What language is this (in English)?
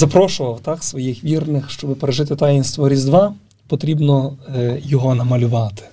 Ukrainian